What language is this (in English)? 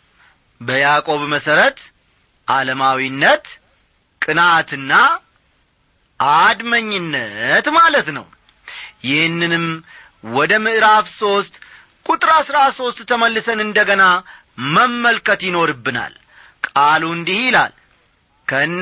Amharic